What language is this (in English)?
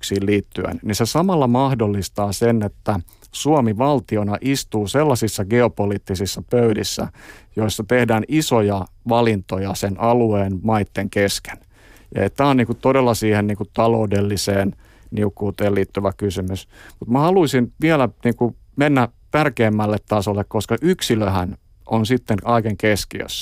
Finnish